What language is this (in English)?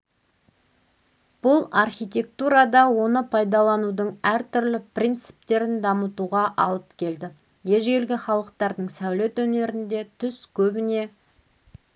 Kazakh